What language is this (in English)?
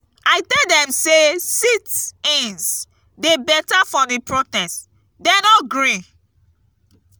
Nigerian Pidgin